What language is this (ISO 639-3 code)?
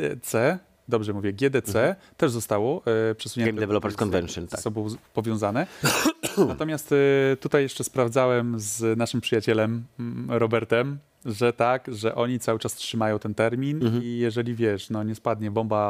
pol